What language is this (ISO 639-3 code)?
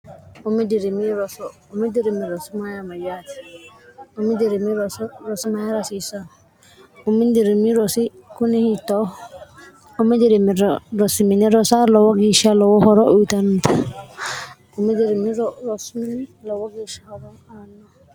sid